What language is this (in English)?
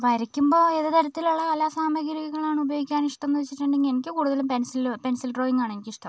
Malayalam